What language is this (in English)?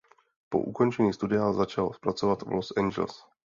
Czech